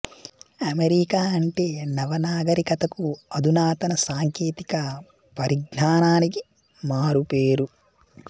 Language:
Telugu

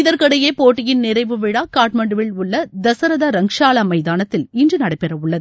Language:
Tamil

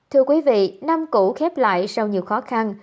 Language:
Vietnamese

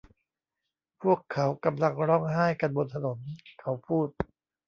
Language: Thai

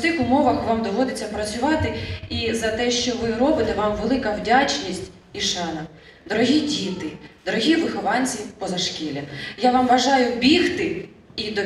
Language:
Ukrainian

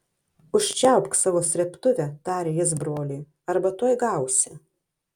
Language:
Lithuanian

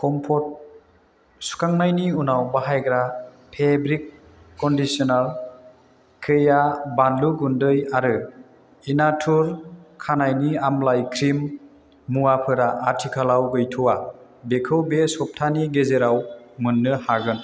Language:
Bodo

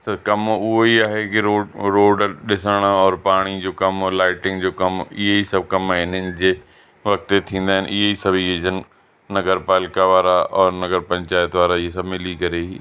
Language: Sindhi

